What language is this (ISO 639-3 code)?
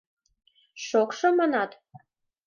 chm